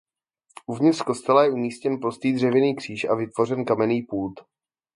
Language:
Czech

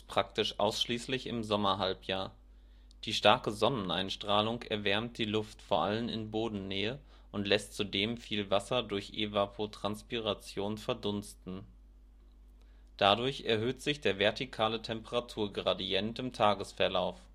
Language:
German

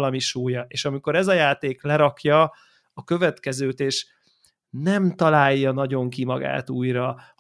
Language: Hungarian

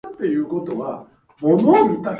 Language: Japanese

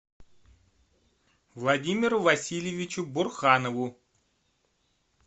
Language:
Russian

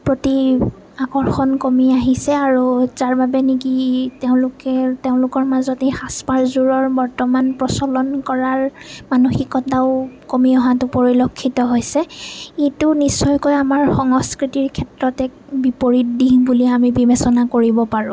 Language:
Assamese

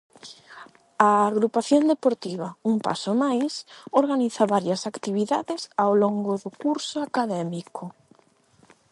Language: Galician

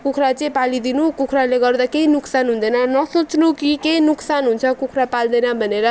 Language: Nepali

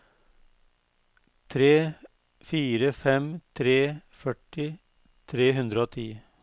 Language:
Norwegian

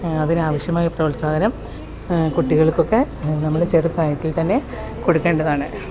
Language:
Malayalam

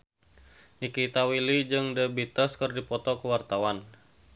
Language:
Sundanese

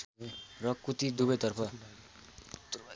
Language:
Nepali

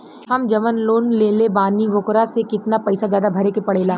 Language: Bhojpuri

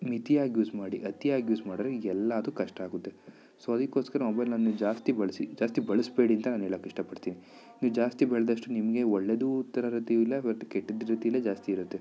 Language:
Kannada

